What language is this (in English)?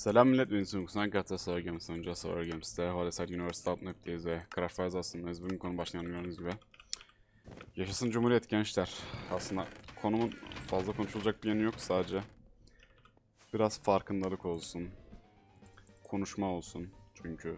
Turkish